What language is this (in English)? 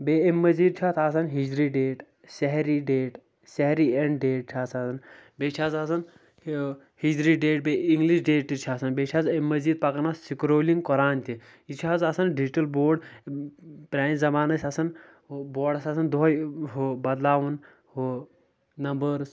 Kashmiri